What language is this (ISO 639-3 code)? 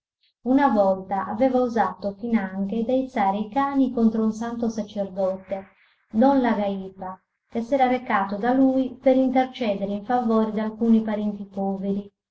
ita